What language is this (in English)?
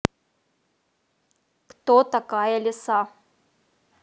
Russian